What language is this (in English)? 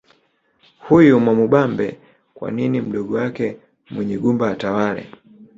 Swahili